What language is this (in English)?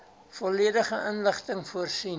Afrikaans